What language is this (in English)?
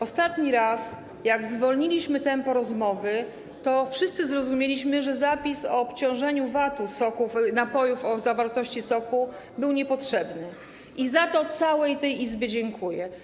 Polish